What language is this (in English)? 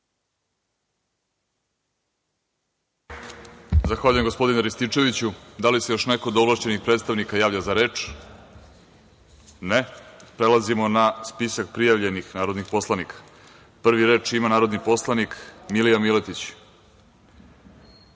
Serbian